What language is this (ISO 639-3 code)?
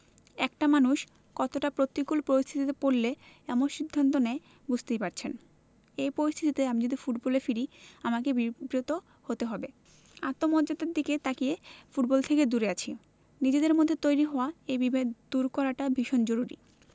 ben